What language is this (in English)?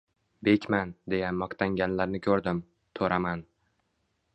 Uzbek